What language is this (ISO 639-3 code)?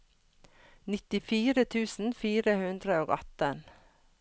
nor